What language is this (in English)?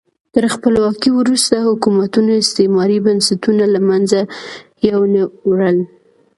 Pashto